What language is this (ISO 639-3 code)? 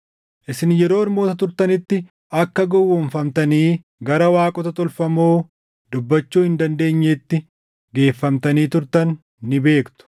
orm